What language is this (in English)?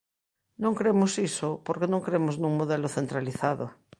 Galician